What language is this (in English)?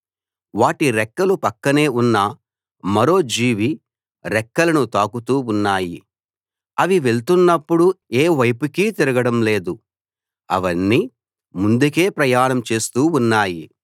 Telugu